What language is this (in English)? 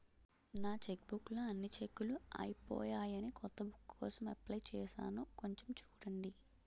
Telugu